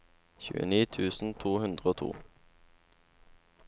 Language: Norwegian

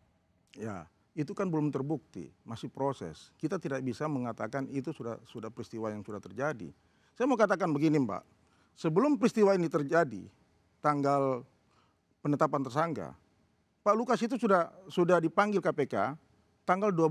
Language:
Indonesian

